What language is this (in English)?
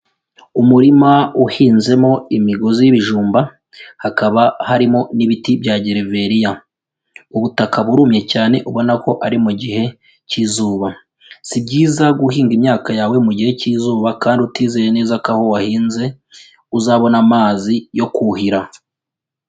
Kinyarwanda